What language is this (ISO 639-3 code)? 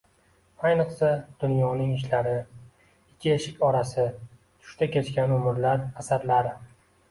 uzb